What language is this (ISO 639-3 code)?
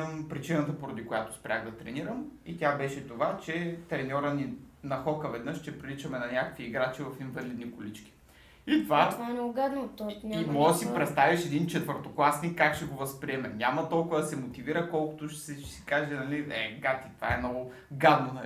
bul